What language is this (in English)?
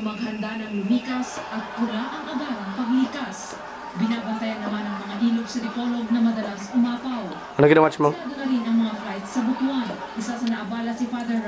Filipino